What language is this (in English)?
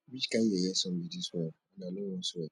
Nigerian Pidgin